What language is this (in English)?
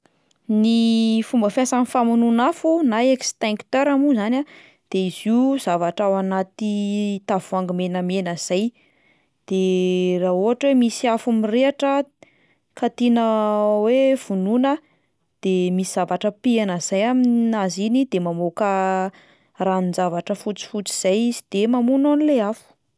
Malagasy